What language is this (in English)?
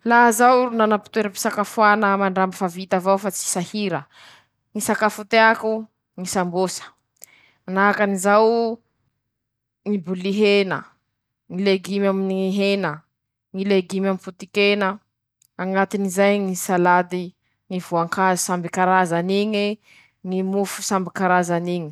Masikoro Malagasy